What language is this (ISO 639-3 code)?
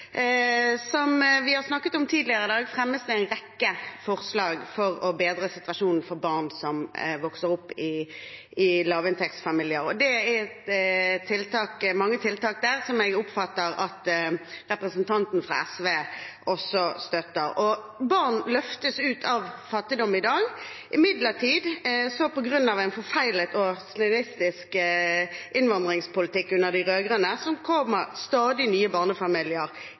nob